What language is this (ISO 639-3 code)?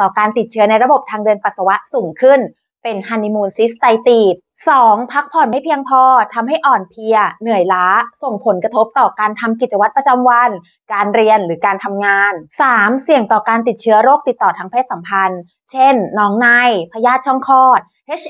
tha